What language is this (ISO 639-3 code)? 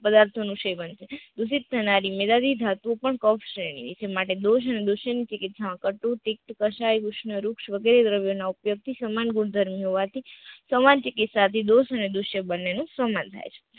guj